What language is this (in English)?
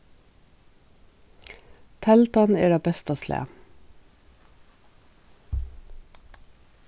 Faroese